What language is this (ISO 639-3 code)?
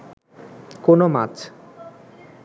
ben